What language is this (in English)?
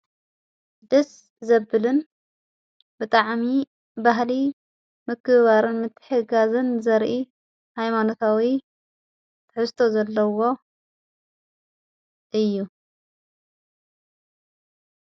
Tigrinya